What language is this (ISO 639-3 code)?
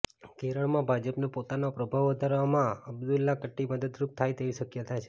guj